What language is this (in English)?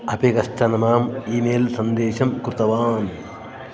Sanskrit